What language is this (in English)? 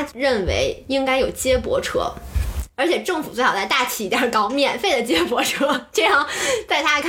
Chinese